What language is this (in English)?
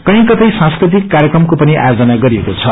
Nepali